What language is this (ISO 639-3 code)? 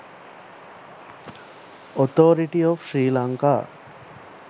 sin